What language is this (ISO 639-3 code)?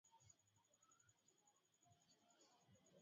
swa